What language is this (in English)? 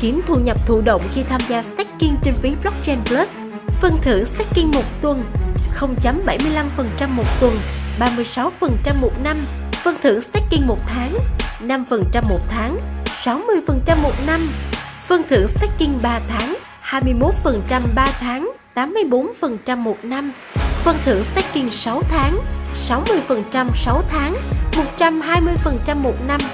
Vietnamese